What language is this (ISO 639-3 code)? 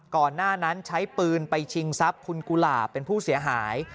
tha